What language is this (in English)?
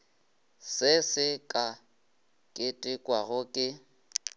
Northern Sotho